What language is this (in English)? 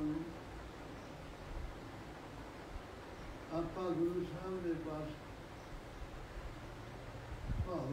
Arabic